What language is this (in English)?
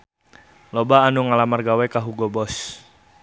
Sundanese